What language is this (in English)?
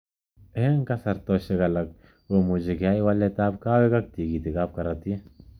Kalenjin